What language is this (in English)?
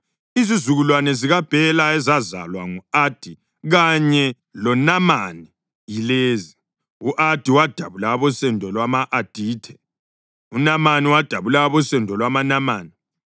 North Ndebele